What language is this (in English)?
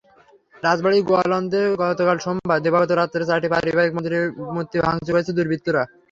Bangla